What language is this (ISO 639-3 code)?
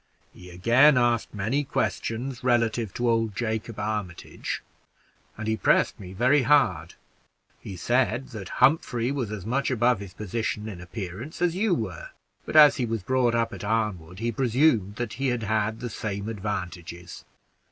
eng